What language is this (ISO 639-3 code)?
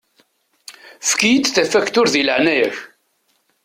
kab